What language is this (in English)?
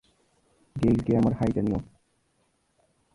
Bangla